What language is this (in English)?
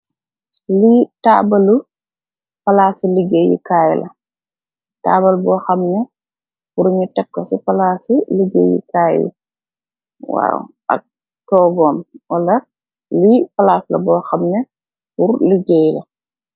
Wolof